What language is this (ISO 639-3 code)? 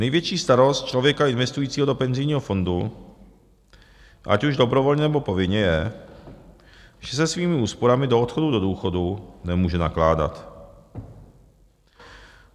ces